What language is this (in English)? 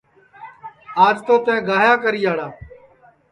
Sansi